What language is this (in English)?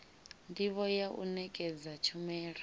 Venda